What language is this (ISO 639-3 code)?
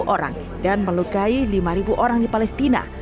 ind